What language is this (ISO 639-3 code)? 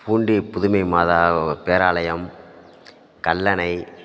tam